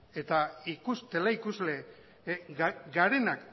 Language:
Basque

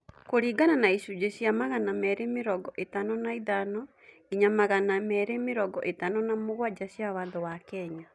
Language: Kikuyu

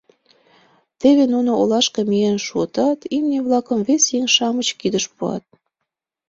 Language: Mari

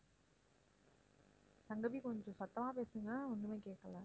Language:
Tamil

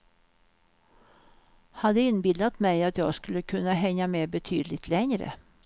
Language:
Swedish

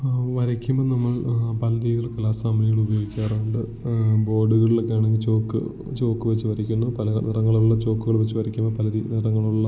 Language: Malayalam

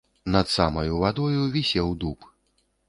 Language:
Belarusian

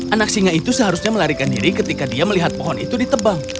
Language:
Indonesian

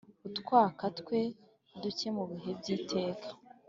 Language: Kinyarwanda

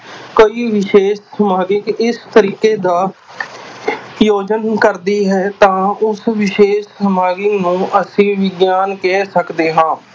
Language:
Punjabi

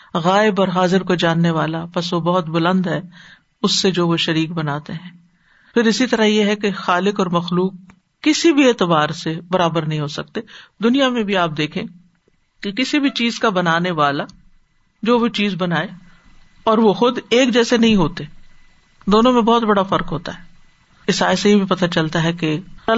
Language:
Urdu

